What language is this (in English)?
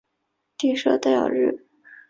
Chinese